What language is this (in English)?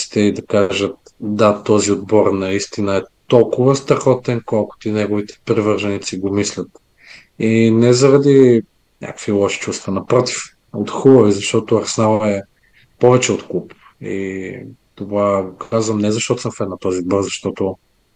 Bulgarian